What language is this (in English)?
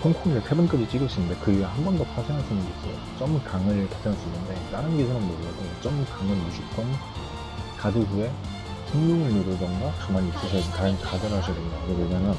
Korean